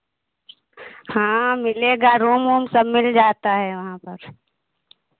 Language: Hindi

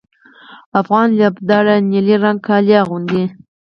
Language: Pashto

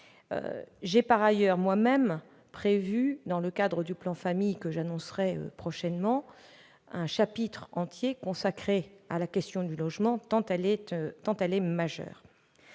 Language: French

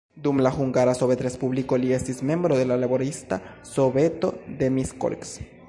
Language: Esperanto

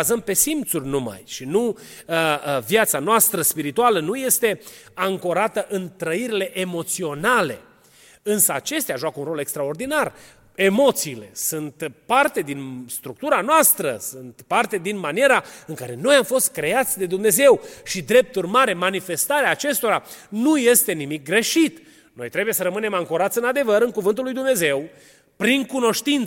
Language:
Romanian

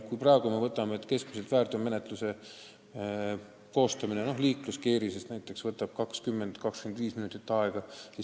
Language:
Estonian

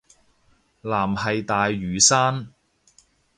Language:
Cantonese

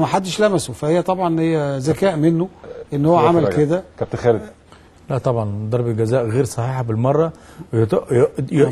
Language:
Arabic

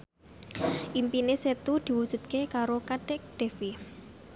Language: Javanese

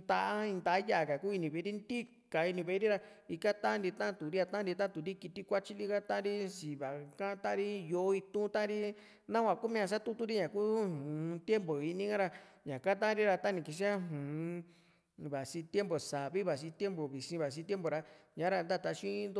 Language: Juxtlahuaca Mixtec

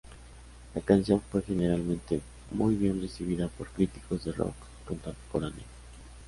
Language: Spanish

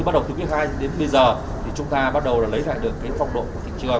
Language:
Vietnamese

